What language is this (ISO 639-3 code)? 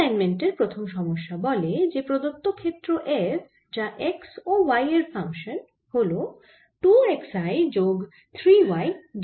ben